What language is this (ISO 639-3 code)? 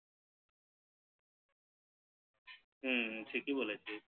ben